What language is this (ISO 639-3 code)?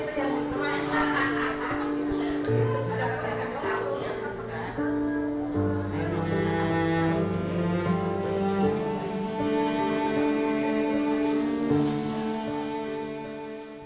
ind